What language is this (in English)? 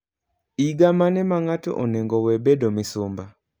Luo (Kenya and Tanzania)